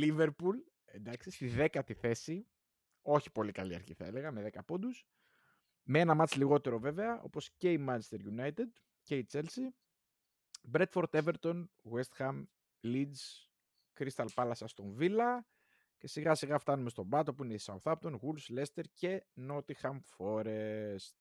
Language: Greek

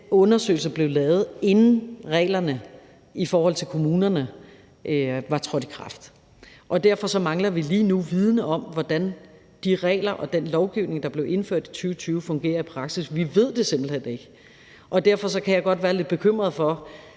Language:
Danish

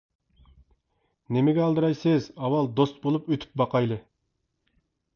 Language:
Uyghur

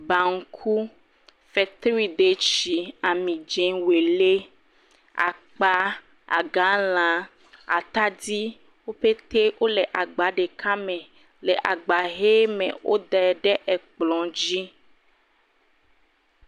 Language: Ewe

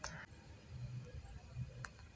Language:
Maithili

